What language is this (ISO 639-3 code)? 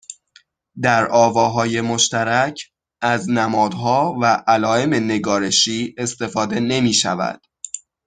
fas